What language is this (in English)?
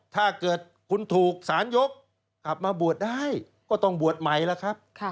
Thai